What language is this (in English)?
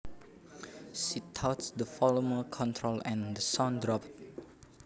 Javanese